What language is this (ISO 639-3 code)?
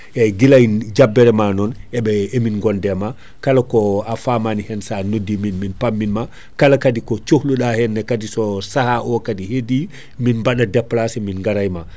ful